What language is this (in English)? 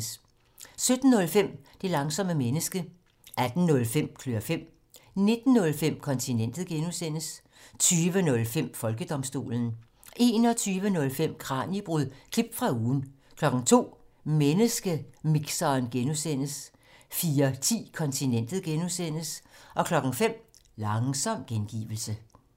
Danish